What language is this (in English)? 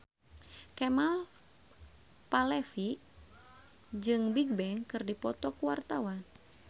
Sundanese